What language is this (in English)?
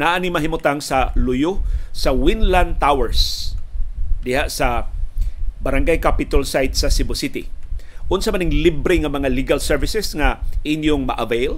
Filipino